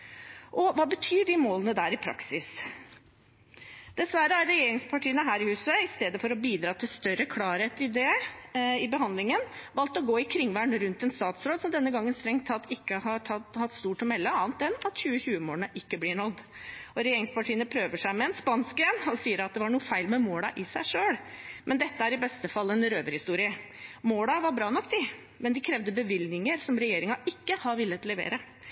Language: Norwegian Bokmål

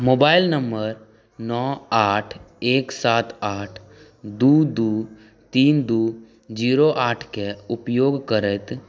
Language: Maithili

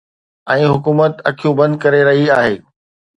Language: Sindhi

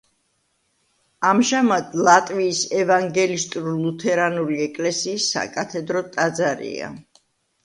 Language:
Georgian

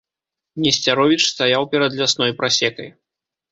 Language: Belarusian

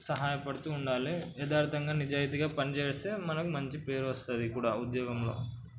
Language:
Telugu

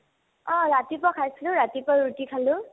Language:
Assamese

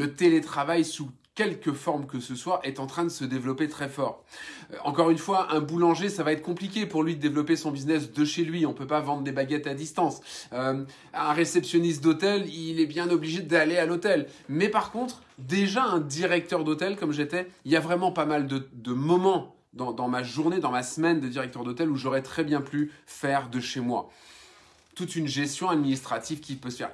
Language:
French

